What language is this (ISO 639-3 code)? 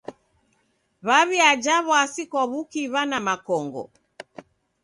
dav